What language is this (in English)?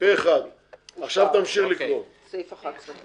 Hebrew